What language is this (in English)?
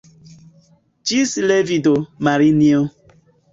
Esperanto